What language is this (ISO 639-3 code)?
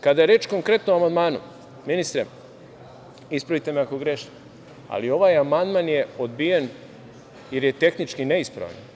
srp